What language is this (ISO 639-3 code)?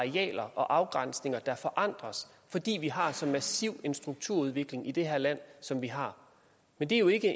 dan